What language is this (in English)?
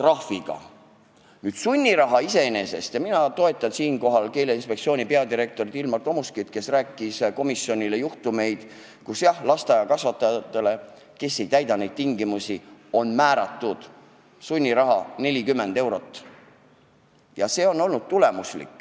Estonian